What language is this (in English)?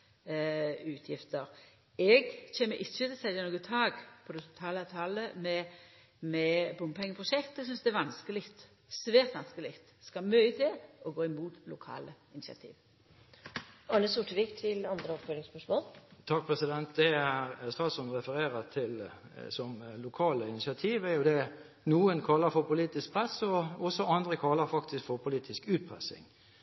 Norwegian